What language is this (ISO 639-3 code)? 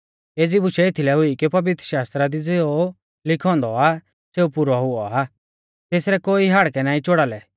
bfz